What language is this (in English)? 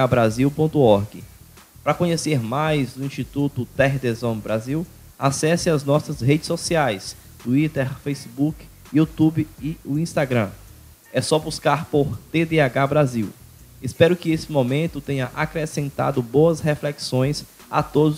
Portuguese